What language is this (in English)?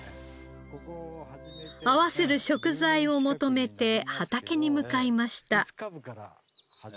Japanese